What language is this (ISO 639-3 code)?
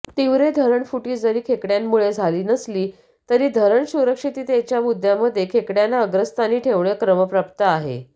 mar